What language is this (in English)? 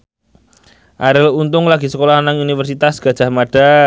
Javanese